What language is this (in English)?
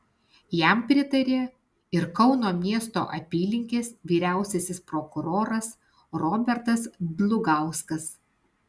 Lithuanian